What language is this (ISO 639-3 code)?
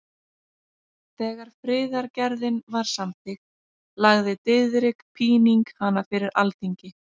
isl